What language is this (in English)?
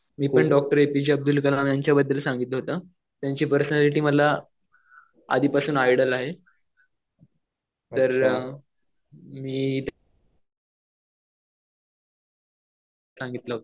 Marathi